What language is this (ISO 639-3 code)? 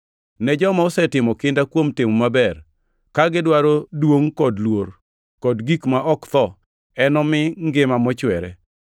luo